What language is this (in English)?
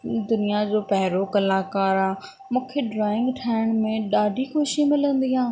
Sindhi